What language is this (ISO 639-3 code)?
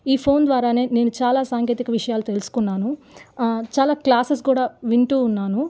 tel